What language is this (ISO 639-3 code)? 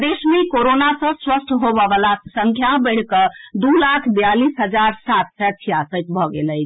mai